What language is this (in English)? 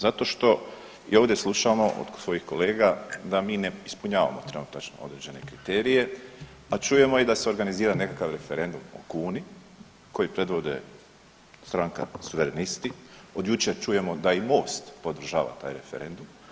Croatian